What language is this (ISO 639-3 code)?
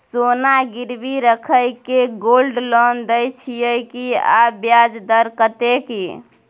mai